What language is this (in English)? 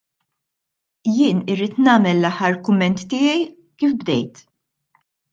Maltese